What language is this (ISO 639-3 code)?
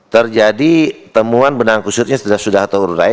ind